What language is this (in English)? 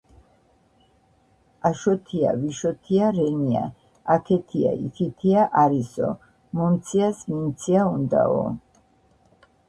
Georgian